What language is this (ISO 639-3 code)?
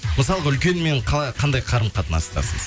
kaz